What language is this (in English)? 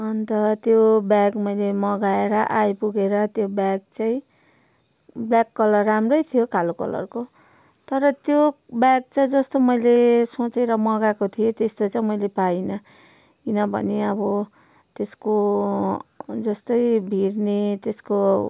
Nepali